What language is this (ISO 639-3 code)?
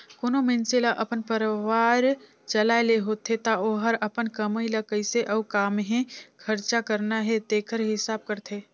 hne